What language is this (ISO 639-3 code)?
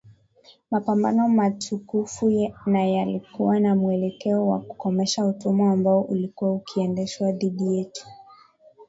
swa